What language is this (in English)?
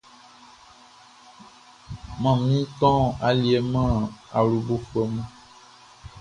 Baoulé